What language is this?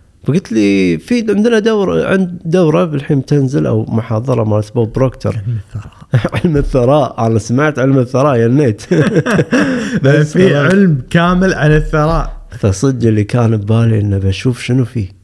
Arabic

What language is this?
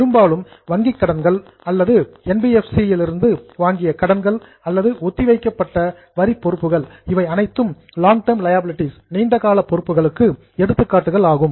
Tamil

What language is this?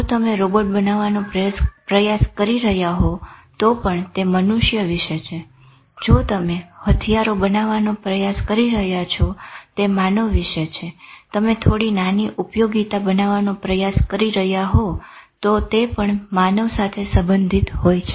Gujarati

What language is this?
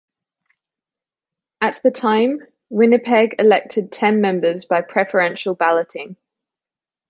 English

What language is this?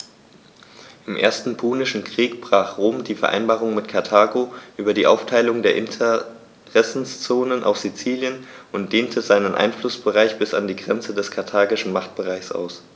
German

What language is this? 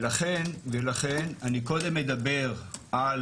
Hebrew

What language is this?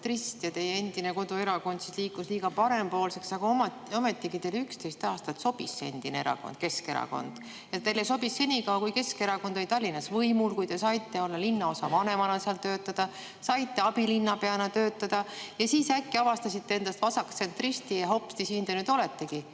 Estonian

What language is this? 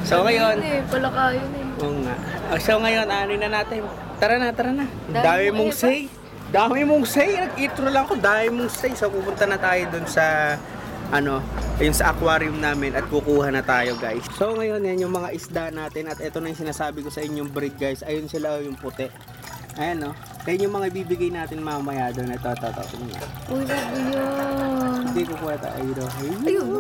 Filipino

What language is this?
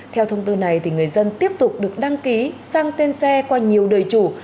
Vietnamese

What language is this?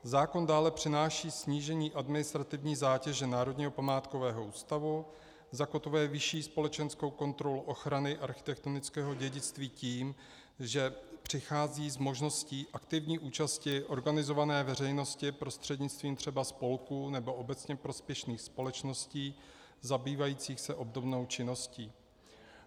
Czech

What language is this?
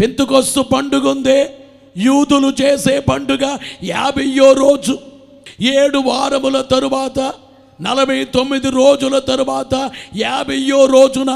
Telugu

